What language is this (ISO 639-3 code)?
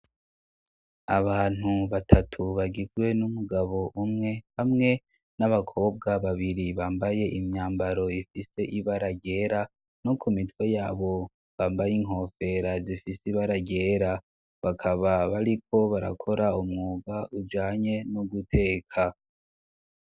run